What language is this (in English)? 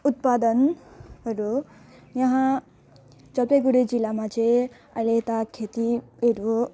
Nepali